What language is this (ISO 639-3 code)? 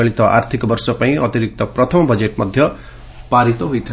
ori